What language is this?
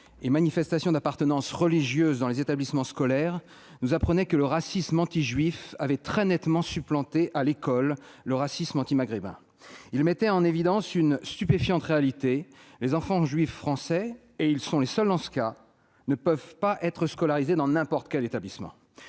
French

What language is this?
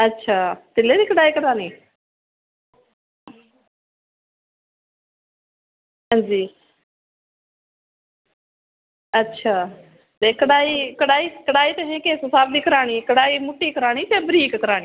Dogri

